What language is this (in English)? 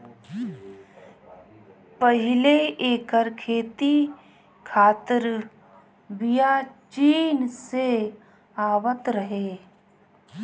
Bhojpuri